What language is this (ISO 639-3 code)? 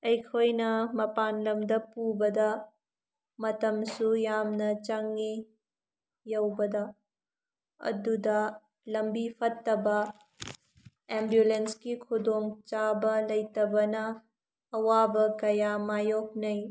mni